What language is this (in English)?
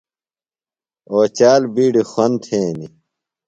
Phalura